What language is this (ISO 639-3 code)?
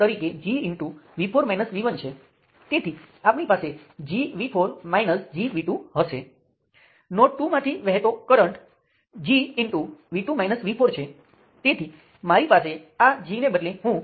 guj